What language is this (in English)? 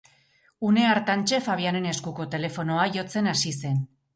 Basque